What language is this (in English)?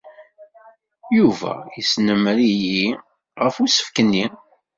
Kabyle